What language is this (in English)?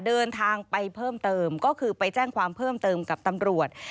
Thai